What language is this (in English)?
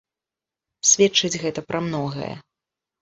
Belarusian